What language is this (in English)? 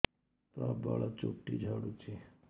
Odia